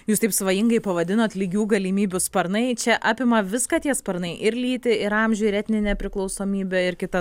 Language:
Lithuanian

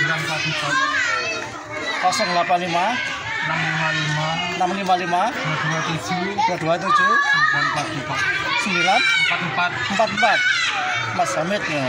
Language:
Indonesian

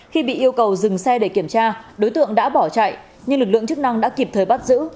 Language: Vietnamese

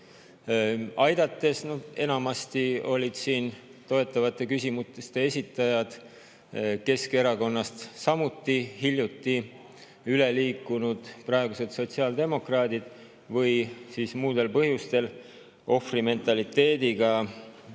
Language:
Estonian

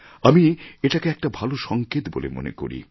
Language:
Bangla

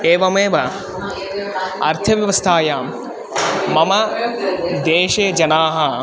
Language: Sanskrit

